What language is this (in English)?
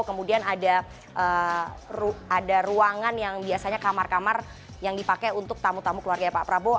Indonesian